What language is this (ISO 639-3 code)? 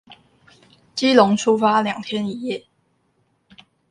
zho